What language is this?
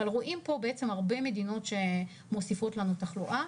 Hebrew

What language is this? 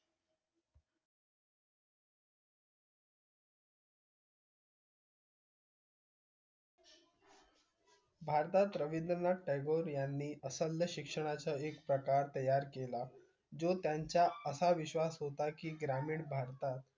Marathi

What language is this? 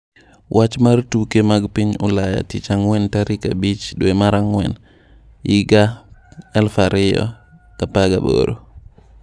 Luo (Kenya and Tanzania)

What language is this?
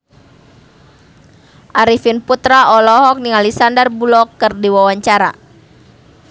Sundanese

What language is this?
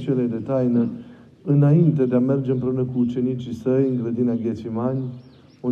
Romanian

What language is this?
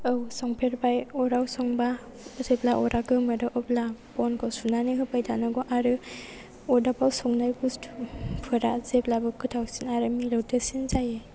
Bodo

